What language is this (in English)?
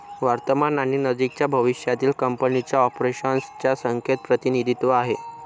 Marathi